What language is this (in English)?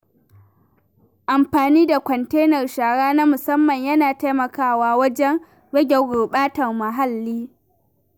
Hausa